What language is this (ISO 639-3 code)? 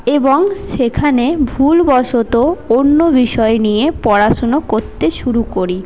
ben